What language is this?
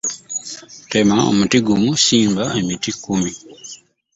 Ganda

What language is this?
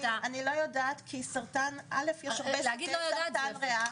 Hebrew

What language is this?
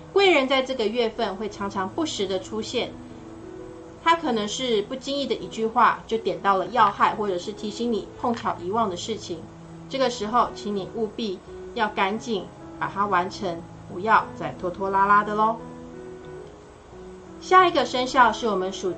Chinese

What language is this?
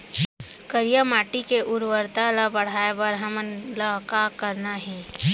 Chhattisgarhi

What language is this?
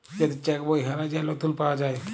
Bangla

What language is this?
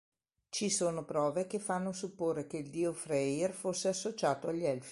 Italian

